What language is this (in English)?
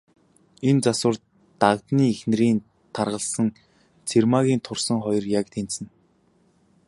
Mongolian